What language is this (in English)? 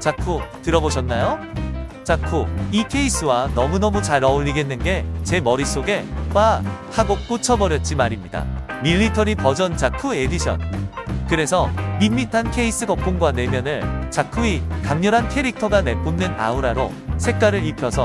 Korean